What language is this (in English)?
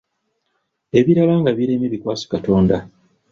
Ganda